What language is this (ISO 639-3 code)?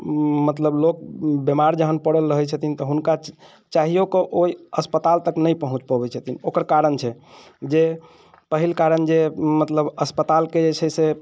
mai